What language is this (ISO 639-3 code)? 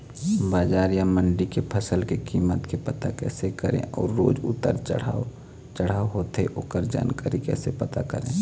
hne